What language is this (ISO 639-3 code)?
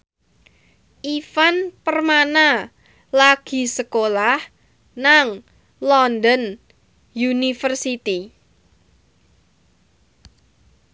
jav